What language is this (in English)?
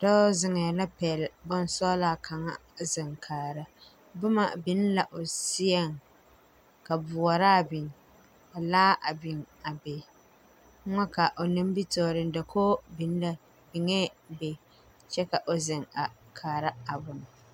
Southern Dagaare